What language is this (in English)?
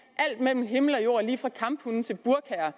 Danish